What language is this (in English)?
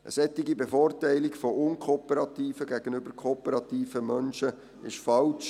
Swiss German